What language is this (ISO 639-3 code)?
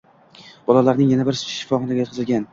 uzb